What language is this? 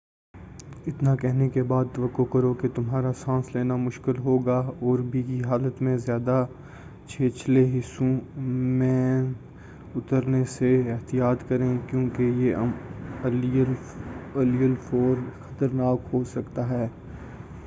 Urdu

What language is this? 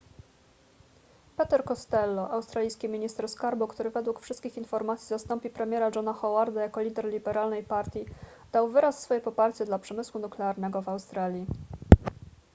Polish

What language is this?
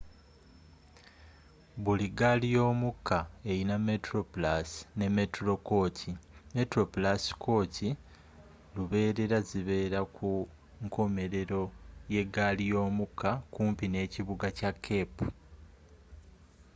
Ganda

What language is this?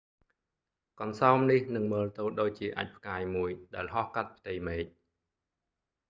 Khmer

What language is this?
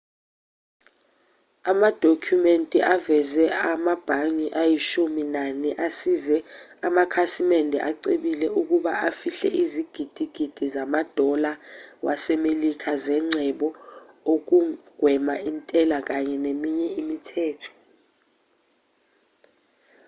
Zulu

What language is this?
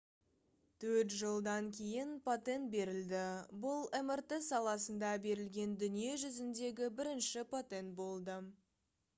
Kazakh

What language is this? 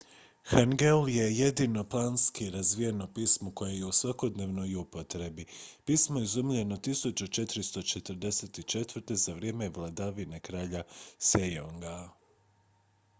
Croatian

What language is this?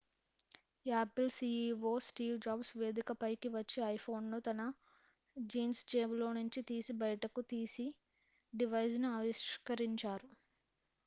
Telugu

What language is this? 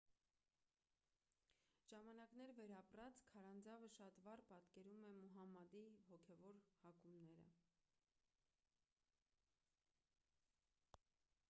Armenian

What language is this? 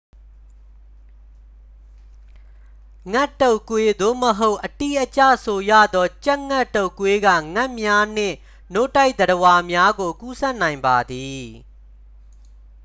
Burmese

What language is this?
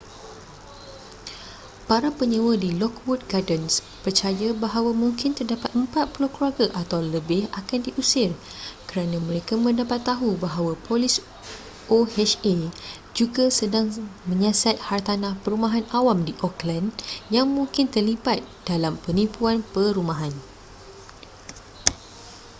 Malay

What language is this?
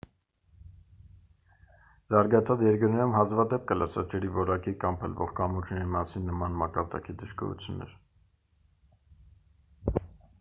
Armenian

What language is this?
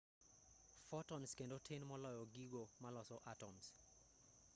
Luo (Kenya and Tanzania)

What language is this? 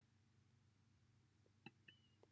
Welsh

